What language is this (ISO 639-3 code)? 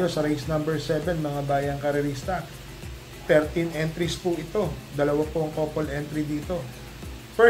fil